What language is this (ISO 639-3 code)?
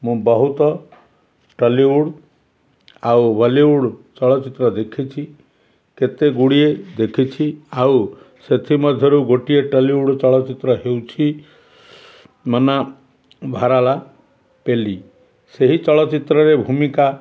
ori